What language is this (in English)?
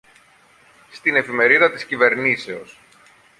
Greek